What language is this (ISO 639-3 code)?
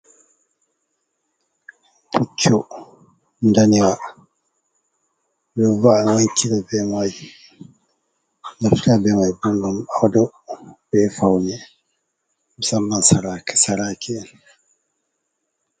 ful